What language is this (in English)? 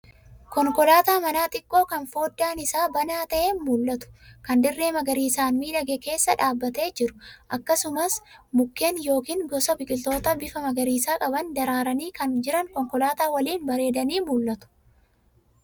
Oromo